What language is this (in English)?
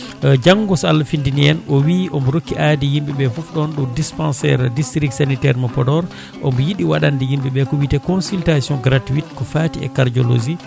Fula